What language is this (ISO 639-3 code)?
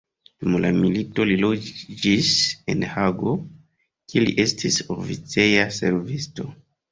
epo